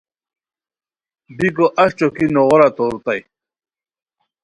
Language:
Khowar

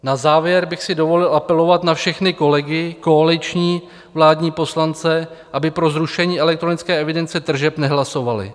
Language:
Czech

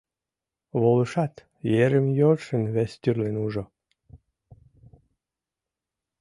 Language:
Mari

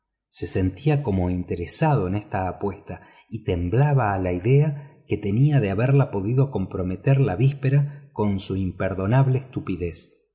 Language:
Spanish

